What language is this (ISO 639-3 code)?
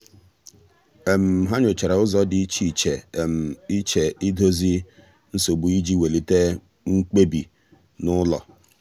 ibo